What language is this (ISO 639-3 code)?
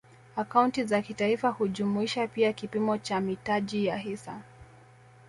swa